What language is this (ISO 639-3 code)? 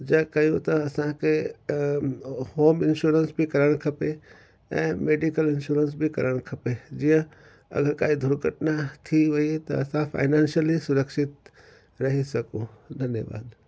snd